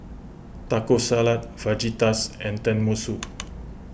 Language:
English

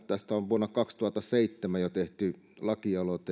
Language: Finnish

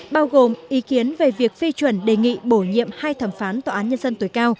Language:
Vietnamese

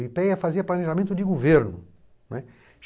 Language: Portuguese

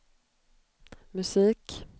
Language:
Swedish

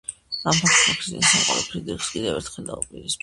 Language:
Georgian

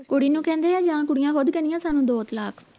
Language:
Punjabi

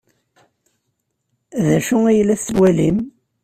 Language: Kabyle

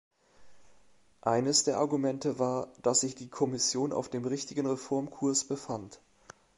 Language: German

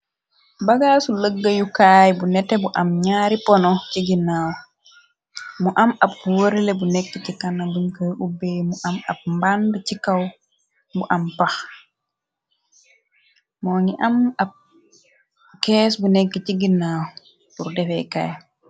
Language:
Wolof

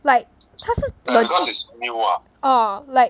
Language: English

